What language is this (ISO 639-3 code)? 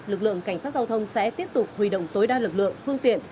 vie